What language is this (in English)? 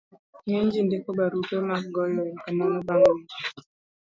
Luo (Kenya and Tanzania)